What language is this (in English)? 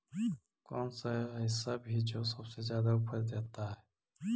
Magahi